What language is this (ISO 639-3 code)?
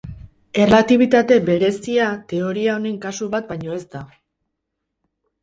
eus